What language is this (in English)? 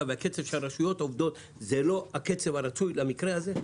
Hebrew